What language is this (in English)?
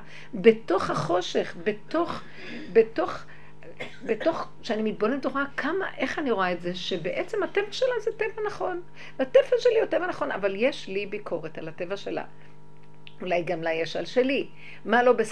Hebrew